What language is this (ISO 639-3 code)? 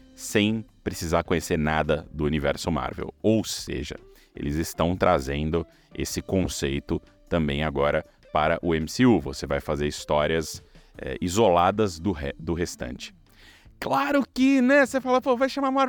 por